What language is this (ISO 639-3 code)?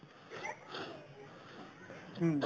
asm